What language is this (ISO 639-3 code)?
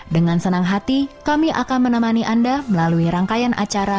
ind